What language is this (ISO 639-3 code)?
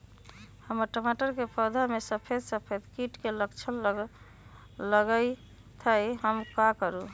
mag